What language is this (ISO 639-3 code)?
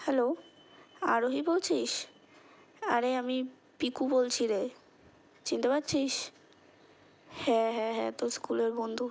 ben